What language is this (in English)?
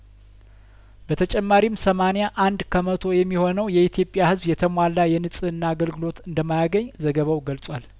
Amharic